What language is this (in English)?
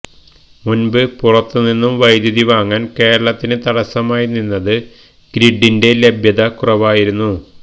Malayalam